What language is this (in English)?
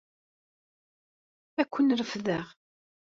Kabyle